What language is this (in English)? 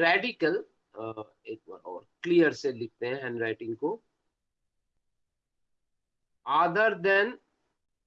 Hindi